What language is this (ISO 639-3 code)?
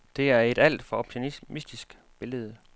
dan